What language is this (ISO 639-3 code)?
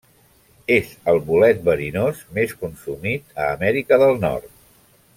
cat